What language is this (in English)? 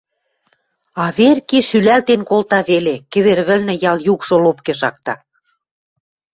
Western Mari